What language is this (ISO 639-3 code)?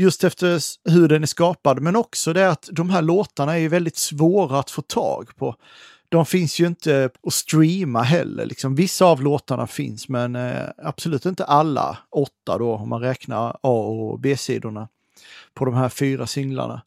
swe